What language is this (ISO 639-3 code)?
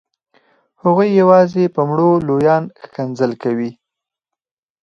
pus